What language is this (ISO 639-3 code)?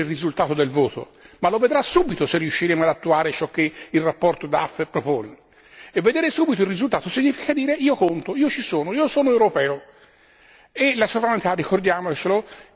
ita